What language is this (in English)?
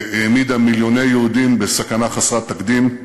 Hebrew